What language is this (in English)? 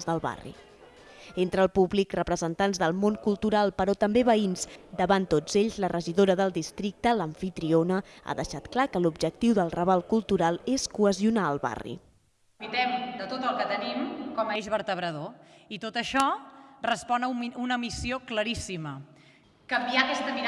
Catalan